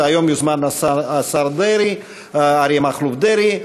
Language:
Hebrew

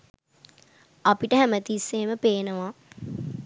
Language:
Sinhala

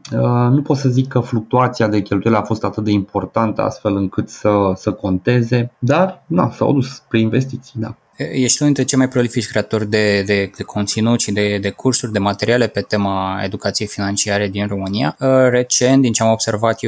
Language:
Romanian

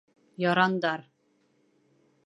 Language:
Bashkir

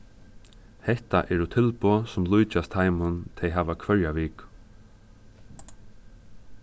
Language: Faroese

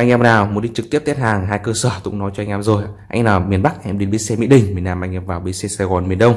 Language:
Vietnamese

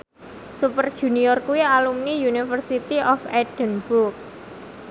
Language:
Javanese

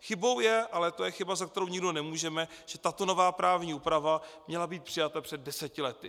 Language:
Czech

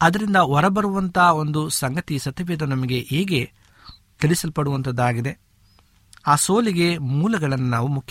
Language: Kannada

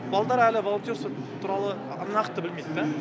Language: Kazakh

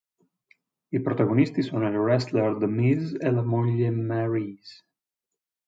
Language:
Italian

